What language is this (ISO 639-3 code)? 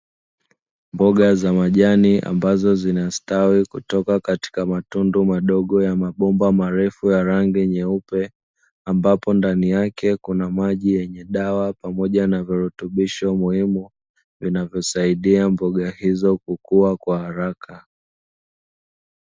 swa